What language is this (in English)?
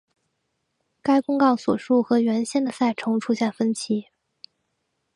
Chinese